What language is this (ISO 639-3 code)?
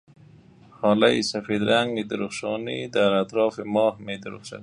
fas